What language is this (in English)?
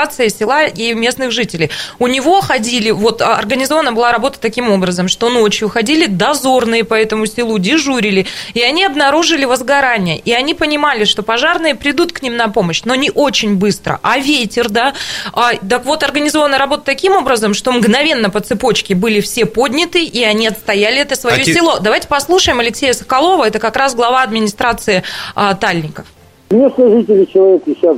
Russian